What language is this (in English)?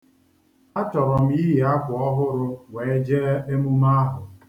Igbo